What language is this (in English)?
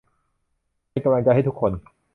Thai